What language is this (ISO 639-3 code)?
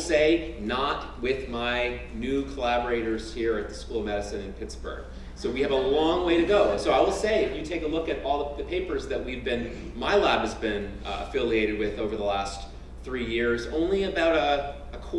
eng